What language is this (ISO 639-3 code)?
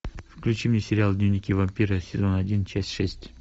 rus